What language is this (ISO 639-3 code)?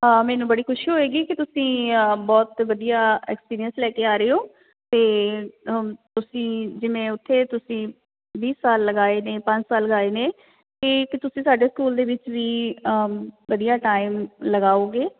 pan